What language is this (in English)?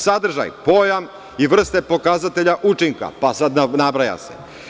Serbian